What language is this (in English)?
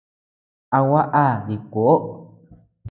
Tepeuxila Cuicatec